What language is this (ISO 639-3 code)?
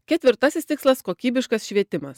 lit